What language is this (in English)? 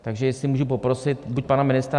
Czech